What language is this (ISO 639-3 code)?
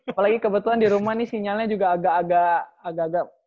ind